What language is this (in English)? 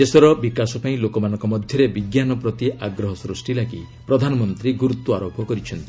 Odia